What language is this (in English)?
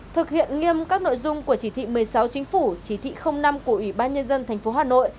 Vietnamese